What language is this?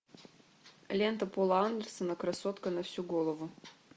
Russian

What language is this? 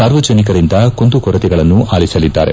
Kannada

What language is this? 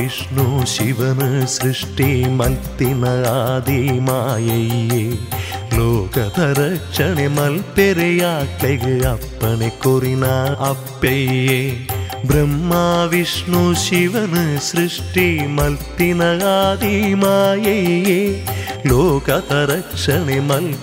Kannada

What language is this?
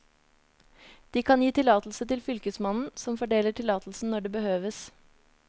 Norwegian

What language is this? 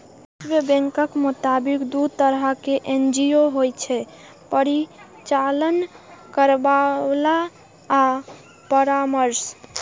Maithili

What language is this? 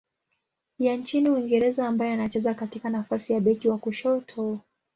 Swahili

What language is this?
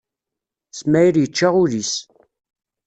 Kabyle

